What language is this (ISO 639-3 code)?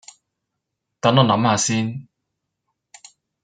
yue